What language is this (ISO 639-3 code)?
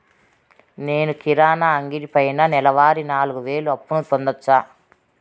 tel